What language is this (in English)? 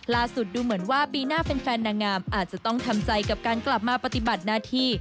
Thai